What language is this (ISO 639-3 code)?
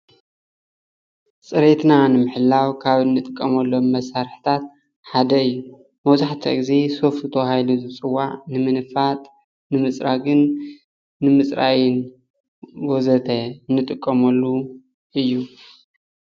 tir